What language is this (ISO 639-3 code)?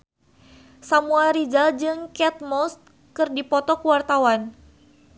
sun